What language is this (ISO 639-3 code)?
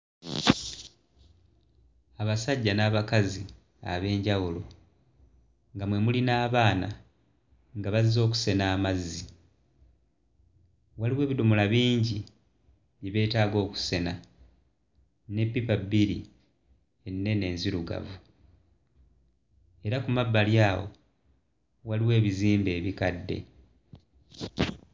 lug